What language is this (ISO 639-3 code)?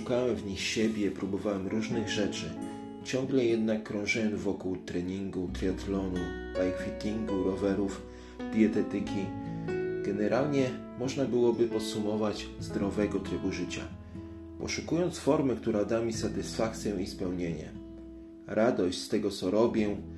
pol